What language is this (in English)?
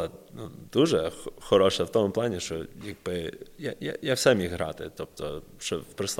Ukrainian